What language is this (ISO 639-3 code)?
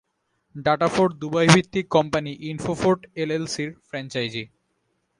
ben